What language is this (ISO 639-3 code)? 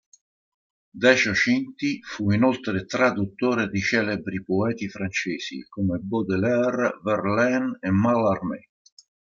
ita